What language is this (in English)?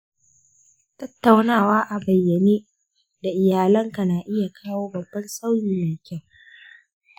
Hausa